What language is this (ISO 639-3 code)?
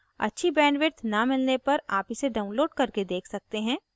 hin